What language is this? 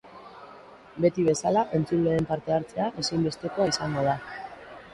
Basque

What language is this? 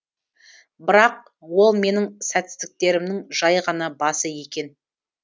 Kazakh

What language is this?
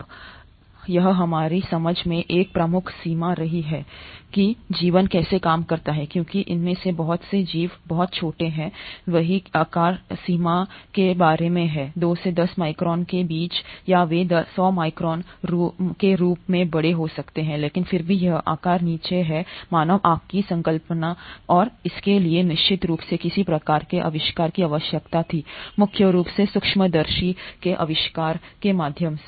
Hindi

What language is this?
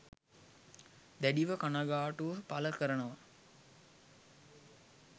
Sinhala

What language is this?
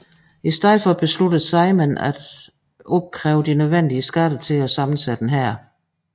Danish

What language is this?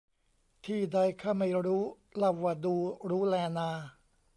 Thai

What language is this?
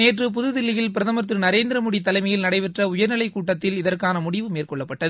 Tamil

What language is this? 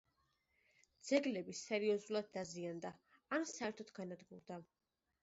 Georgian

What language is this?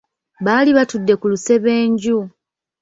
Ganda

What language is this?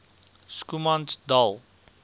Afrikaans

